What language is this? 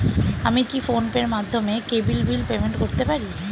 Bangla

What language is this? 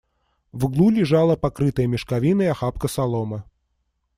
Russian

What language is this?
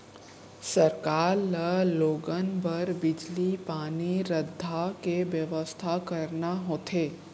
Chhattisgarhi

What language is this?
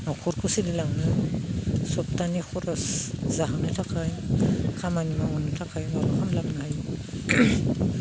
Bodo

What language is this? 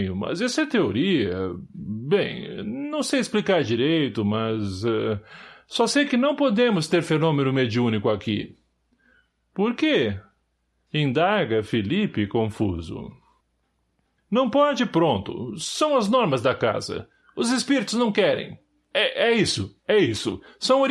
Portuguese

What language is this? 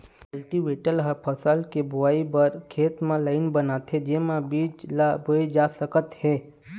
Chhattisgarhi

